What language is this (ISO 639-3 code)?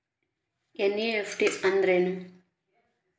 kan